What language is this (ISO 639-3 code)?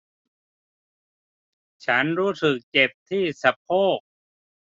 tha